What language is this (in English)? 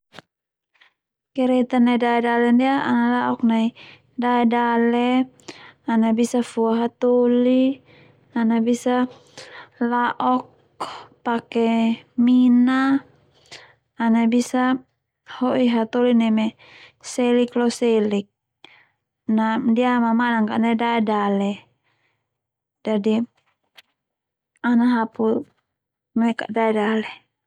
Termanu